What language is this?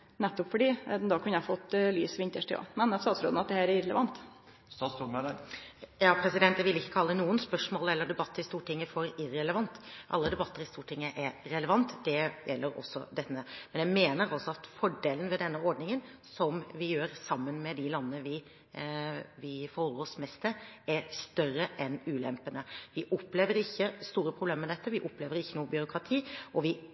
Norwegian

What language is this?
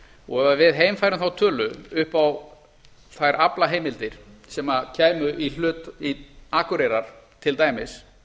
Icelandic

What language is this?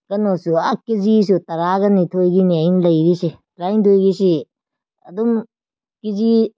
Manipuri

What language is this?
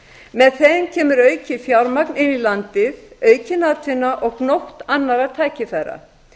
Icelandic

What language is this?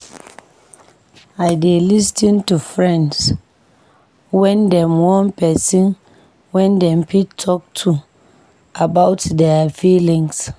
Nigerian Pidgin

